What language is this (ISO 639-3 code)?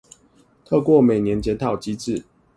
zho